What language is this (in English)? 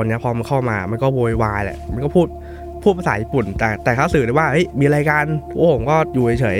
Thai